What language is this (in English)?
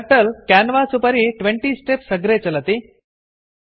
Sanskrit